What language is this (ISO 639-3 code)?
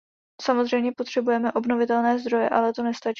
ces